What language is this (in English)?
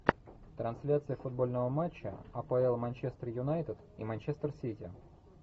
Russian